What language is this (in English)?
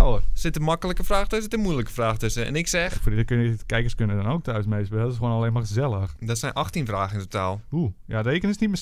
Dutch